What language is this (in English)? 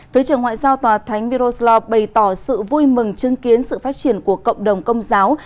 Vietnamese